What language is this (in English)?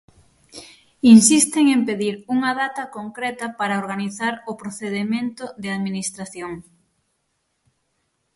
Galician